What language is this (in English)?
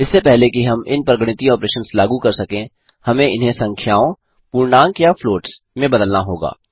Hindi